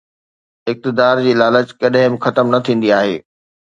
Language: Sindhi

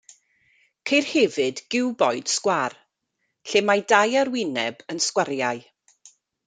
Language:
Welsh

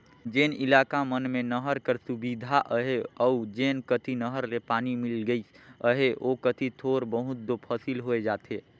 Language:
Chhattisgarhi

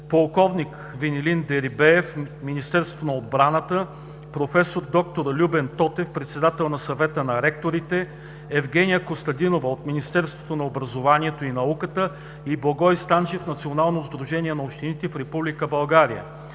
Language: Bulgarian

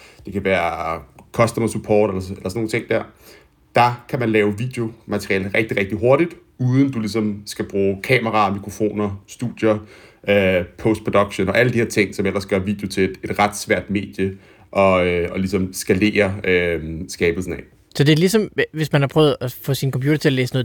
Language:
Danish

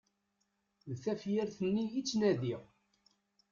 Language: Kabyle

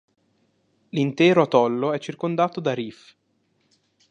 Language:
Italian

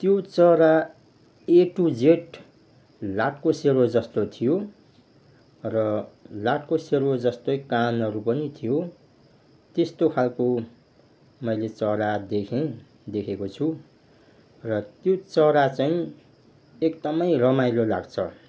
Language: Nepali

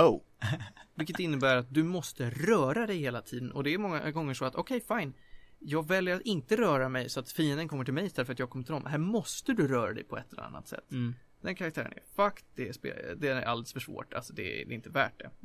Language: Swedish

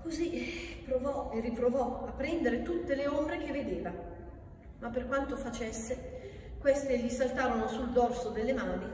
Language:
Italian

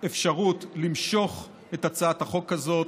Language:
Hebrew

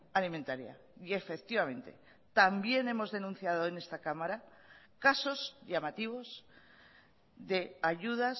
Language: Spanish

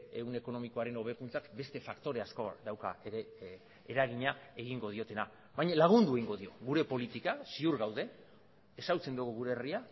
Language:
Basque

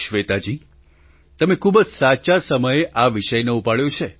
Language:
Gujarati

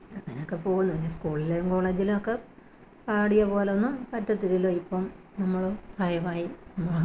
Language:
Malayalam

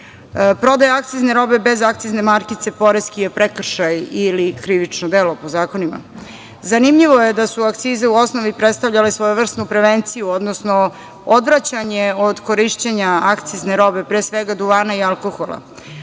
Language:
Serbian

